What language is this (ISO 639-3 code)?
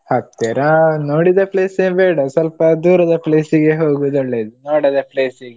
kan